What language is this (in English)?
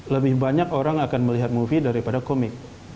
Indonesian